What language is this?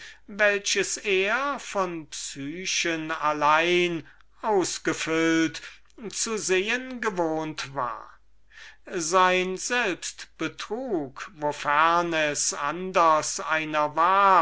German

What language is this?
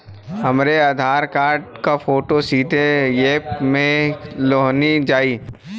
Bhojpuri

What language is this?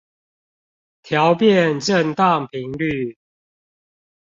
Chinese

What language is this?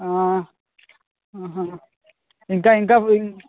Telugu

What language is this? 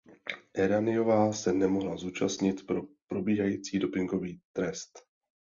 Czech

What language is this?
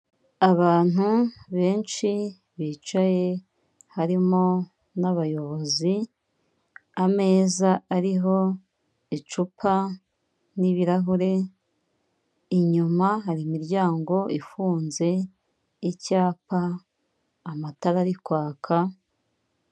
Kinyarwanda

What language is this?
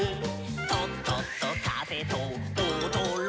Japanese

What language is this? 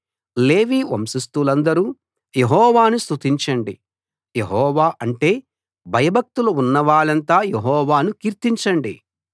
Telugu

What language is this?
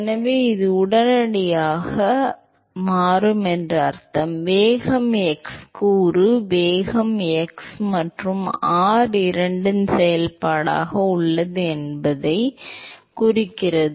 Tamil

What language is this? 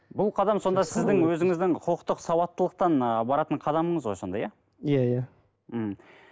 Kazakh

